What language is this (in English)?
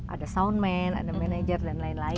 Indonesian